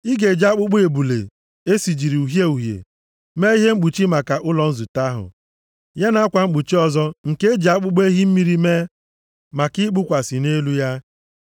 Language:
Igbo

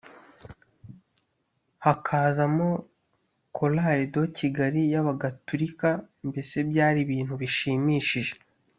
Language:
Kinyarwanda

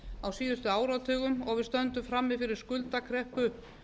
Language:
Icelandic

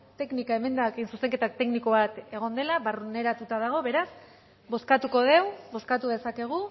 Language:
Basque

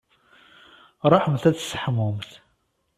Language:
Kabyle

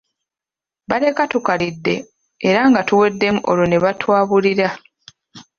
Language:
Ganda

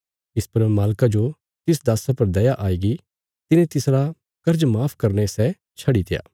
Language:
Bilaspuri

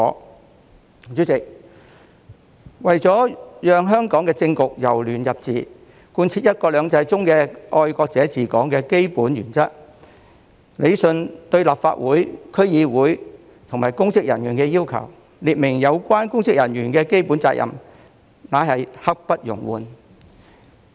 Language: Cantonese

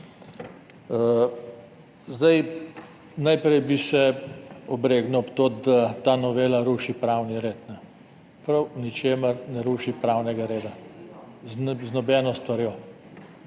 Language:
Slovenian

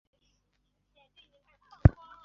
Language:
Chinese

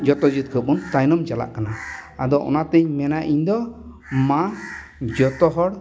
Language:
Santali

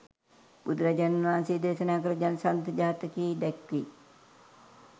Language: Sinhala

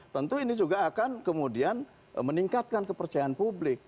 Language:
Indonesian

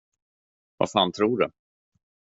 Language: Swedish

